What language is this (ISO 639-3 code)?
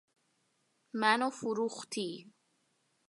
fas